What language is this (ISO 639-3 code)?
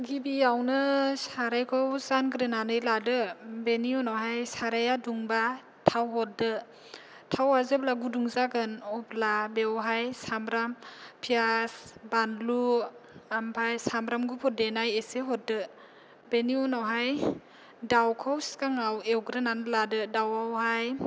brx